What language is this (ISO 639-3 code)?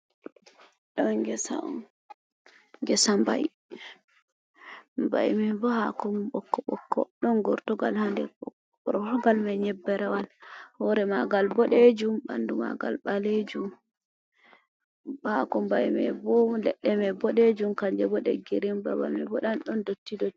ful